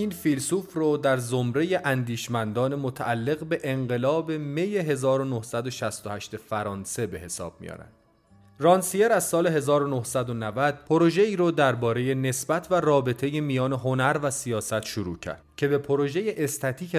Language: Persian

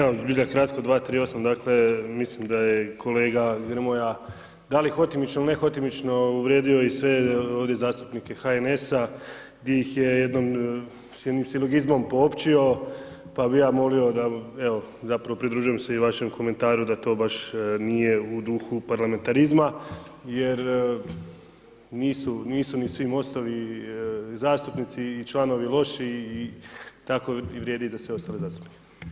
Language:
Croatian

